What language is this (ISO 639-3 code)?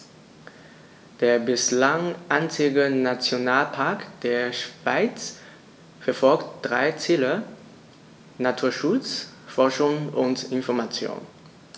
deu